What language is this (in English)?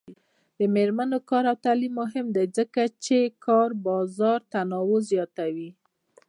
Pashto